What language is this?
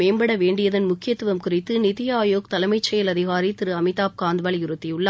Tamil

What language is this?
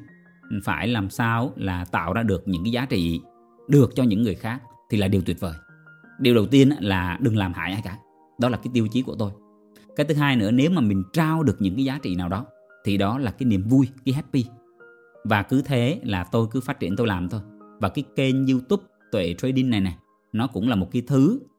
Vietnamese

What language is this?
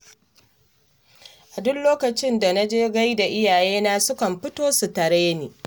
Hausa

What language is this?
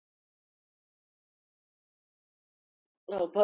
Georgian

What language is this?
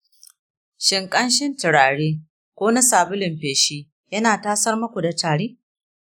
Hausa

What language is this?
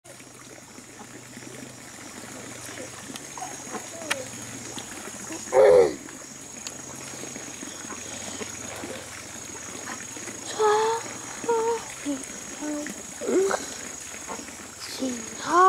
Thai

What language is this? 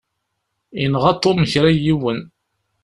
Kabyle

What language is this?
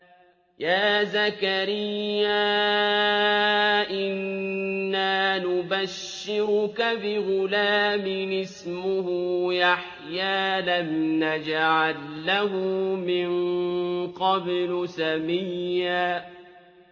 Arabic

